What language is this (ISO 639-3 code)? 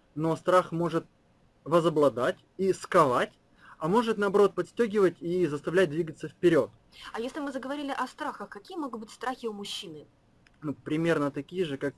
rus